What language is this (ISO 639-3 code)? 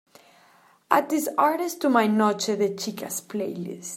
eng